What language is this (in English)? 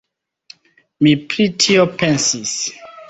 Esperanto